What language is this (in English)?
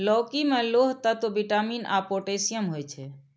Maithili